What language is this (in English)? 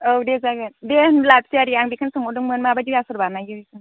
Bodo